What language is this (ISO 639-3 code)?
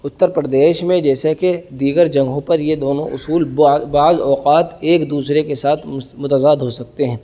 urd